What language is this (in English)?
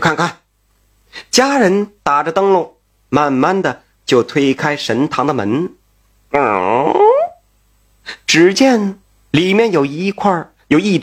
Chinese